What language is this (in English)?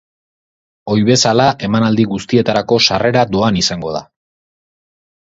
Basque